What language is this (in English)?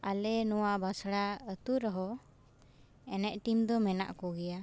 Santali